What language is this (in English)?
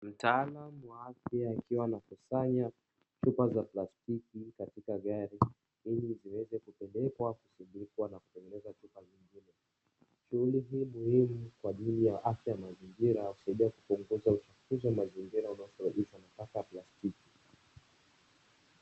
Swahili